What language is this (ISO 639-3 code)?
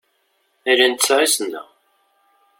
kab